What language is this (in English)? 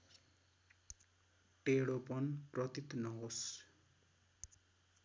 Nepali